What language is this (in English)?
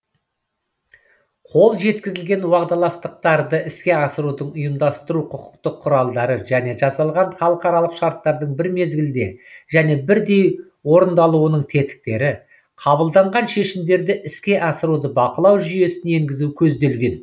Kazakh